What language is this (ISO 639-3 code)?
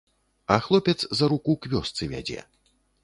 bel